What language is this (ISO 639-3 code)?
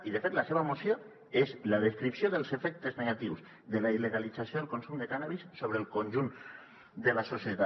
cat